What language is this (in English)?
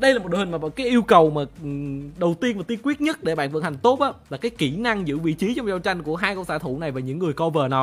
Vietnamese